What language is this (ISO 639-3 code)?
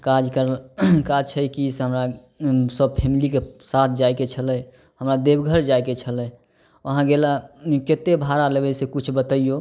mai